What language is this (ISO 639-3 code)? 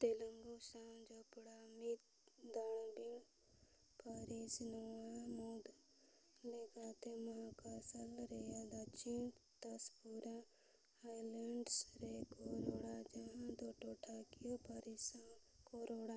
sat